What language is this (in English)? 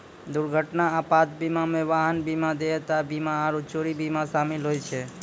Maithili